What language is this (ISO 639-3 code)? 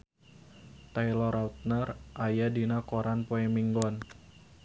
sun